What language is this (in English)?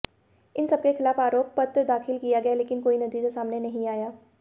Hindi